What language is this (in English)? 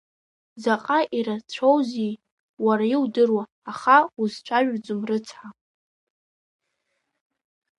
Abkhazian